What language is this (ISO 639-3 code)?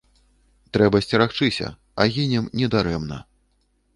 bel